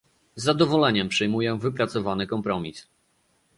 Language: Polish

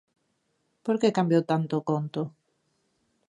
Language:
Galician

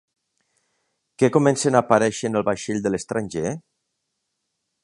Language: Catalan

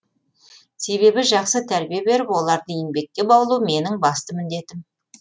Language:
Kazakh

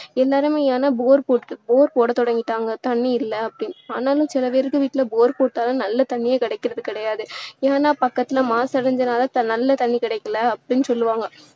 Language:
Tamil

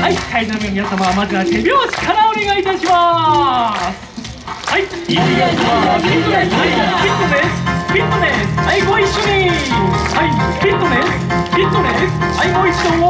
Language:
Japanese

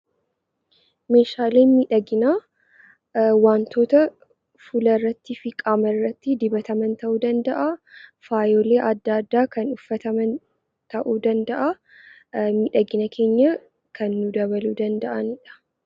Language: Oromo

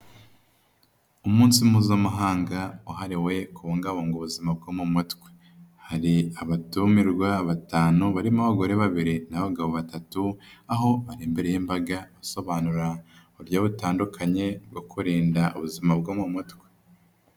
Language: Kinyarwanda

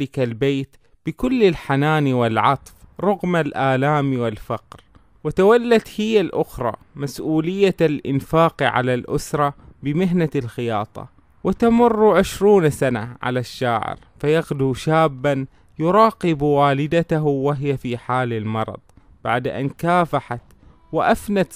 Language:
Arabic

